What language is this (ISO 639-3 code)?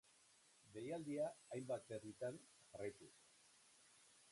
eus